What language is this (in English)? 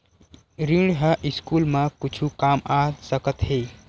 Chhattisgarhi